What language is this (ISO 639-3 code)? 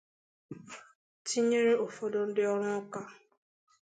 ibo